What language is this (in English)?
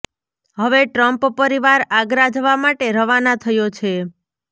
Gujarati